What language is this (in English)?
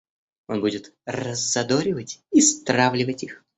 Russian